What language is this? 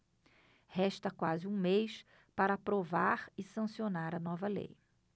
Portuguese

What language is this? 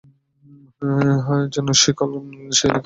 Bangla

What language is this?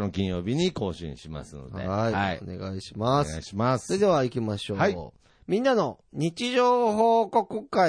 Japanese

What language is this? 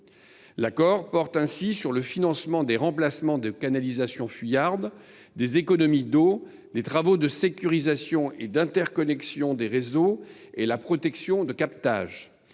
French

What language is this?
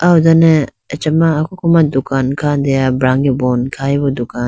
Idu-Mishmi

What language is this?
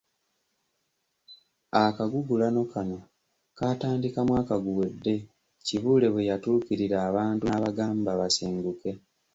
Ganda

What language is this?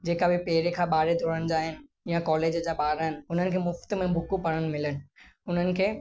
Sindhi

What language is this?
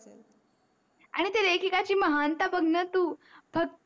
Marathi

